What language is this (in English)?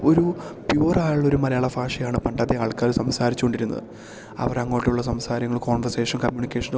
Malayalam